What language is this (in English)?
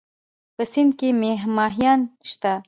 Pashto